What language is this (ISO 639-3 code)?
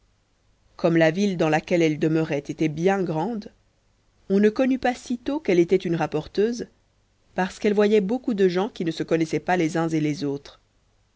fra